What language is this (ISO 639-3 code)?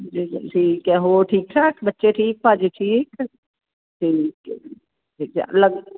pan